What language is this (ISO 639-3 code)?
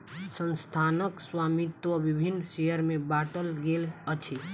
mai